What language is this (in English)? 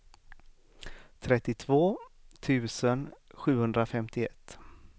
Swedish